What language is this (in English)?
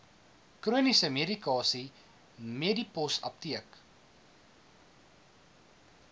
Afrikaans